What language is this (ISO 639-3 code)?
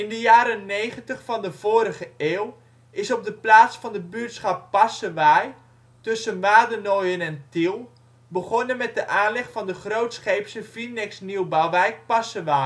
nld